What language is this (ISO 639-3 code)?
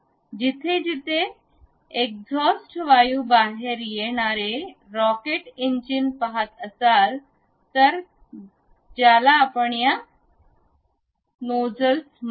mar